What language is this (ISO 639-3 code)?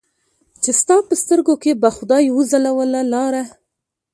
pus